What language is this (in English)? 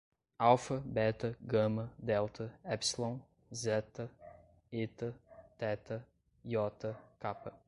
Portuguese